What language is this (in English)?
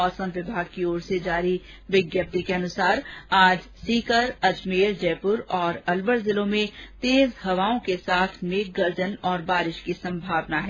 Hindi